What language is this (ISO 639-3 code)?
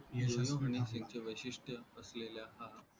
mar